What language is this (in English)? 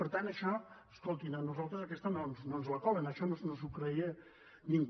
Catalan